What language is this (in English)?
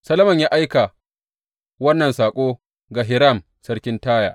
Hausa